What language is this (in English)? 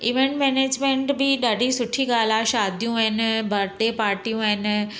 Sindhi